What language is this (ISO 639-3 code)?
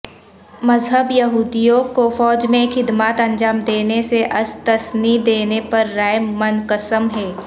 urd